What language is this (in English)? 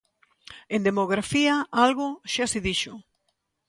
Galician